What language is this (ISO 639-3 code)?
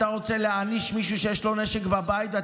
heb